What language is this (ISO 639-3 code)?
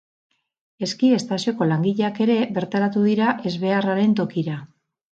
eus